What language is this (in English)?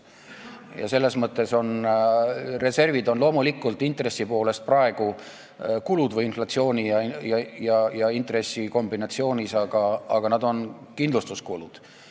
Estonian